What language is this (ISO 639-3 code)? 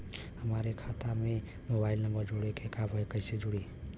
bho